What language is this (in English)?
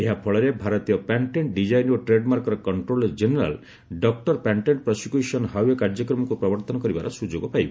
Odia